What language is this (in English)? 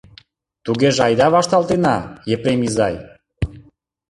Mari